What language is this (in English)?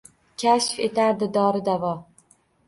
Uzbek